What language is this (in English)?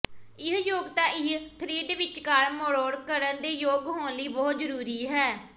Punjabi